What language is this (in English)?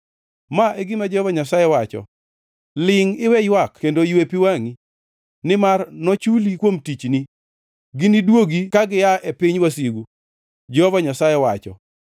Luo (Kenya and Tanzania)